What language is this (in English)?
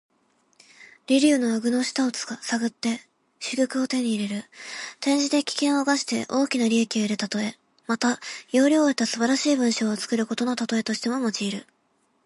Japanese